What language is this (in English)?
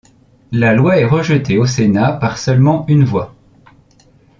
French